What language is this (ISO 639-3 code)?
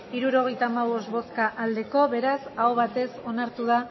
eus